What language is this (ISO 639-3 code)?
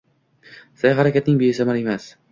uzb